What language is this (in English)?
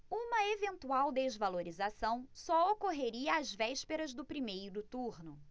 Portuguese